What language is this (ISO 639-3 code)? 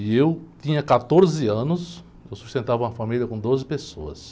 por